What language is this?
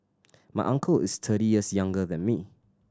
English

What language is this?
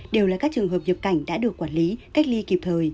Vietnamese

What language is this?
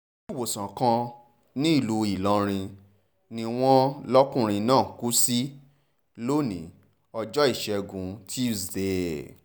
Yoruba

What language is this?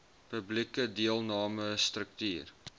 Afrikaans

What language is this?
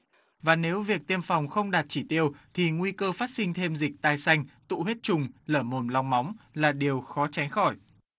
Vietnamese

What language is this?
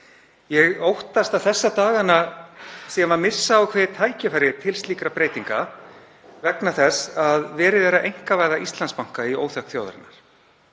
Icelandic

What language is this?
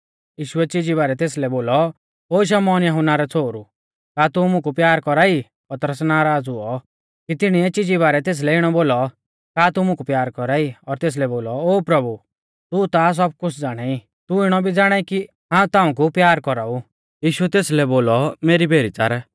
Mahasu Pahari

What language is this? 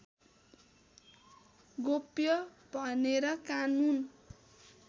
Nepali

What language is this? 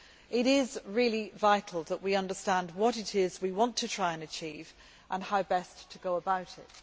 English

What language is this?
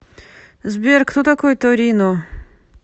Russian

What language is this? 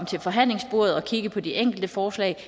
Danish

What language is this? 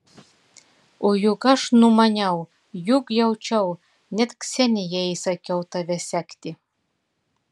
Lithuanian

